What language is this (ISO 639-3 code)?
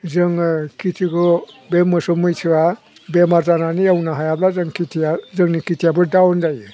brx